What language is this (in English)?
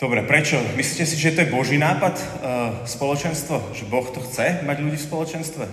Slovak